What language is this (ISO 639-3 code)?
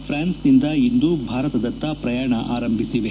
kan